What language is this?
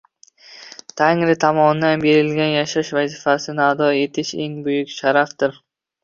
Uzbek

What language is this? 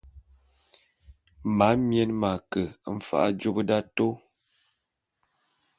Bulu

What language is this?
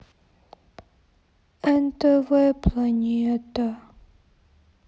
Russian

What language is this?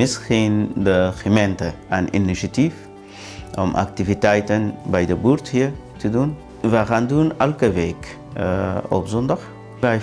Dutch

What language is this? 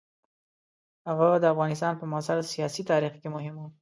Pashto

